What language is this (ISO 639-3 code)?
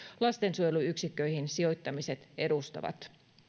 fin